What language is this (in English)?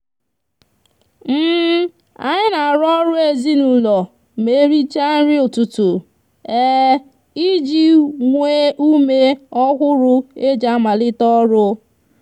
Igbo